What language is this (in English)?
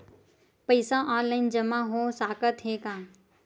Chhattisgarhi